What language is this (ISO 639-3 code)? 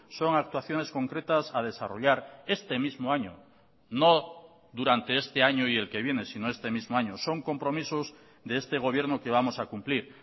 spa